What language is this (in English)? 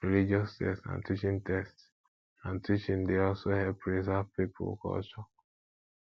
Nigerian Pidgin